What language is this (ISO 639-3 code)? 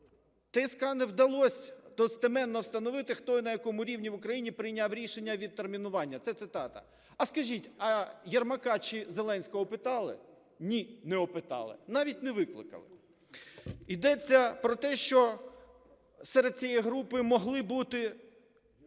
ukr